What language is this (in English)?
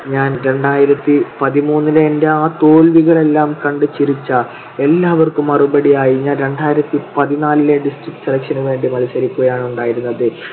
Malayalam